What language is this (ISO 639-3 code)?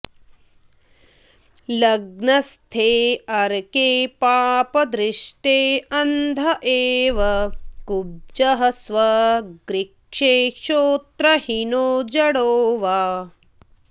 san